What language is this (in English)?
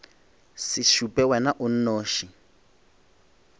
Northern Sotho